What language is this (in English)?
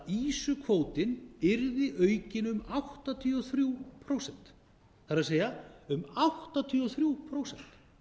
Icelandic